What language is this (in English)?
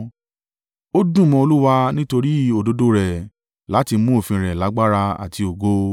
Yoruba